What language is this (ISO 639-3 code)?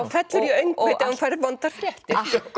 isl